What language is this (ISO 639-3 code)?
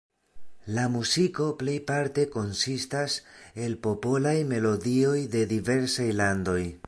epo